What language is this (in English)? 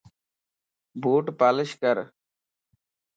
Lasi